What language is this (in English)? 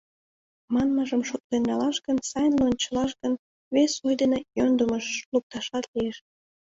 Mari